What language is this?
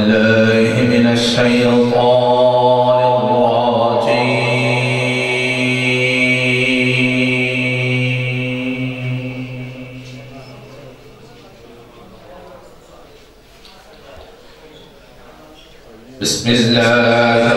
Arabic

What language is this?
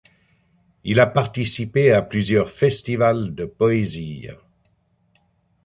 French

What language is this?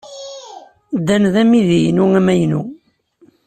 Kabyle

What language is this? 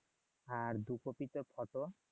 Bangla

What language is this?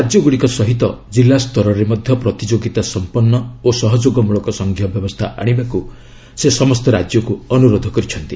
Odia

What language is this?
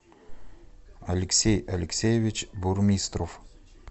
Russian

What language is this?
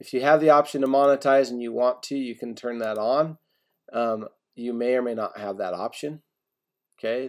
English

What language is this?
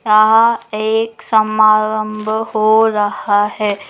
Magahi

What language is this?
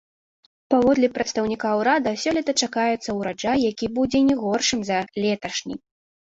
Belarusian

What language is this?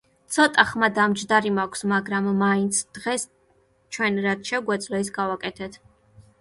Georgian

